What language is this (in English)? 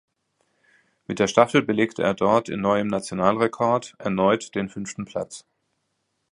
German